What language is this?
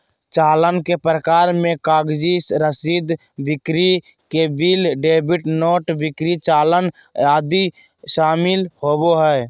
Magahi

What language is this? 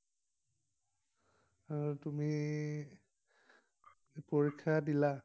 Assamese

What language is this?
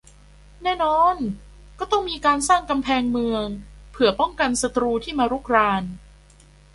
Thai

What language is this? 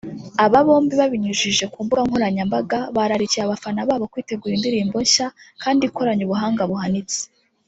Kinyarwanda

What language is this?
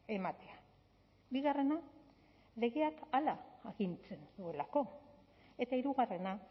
Basque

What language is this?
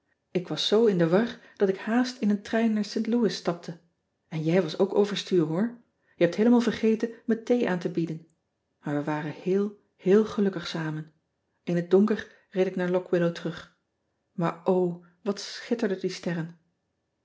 Dutch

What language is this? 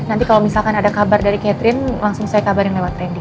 Indonesian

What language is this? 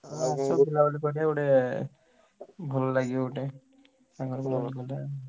Odia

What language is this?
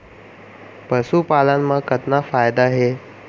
Chhattisgarhi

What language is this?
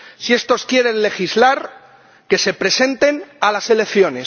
Spanish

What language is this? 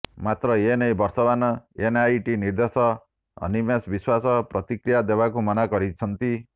Odia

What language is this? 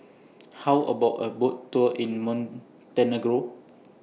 English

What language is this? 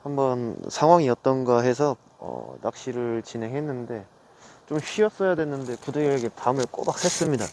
Korean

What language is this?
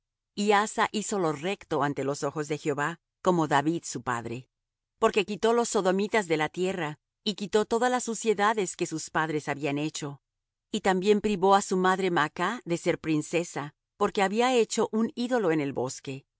Spanish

